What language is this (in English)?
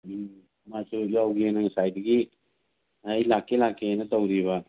Manipuri